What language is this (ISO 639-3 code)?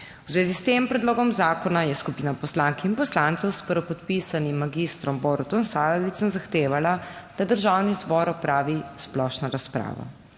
slv